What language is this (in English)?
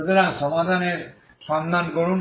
Bangla